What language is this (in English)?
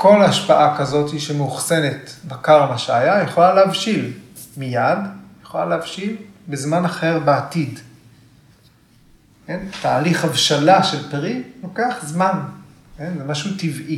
Hebrew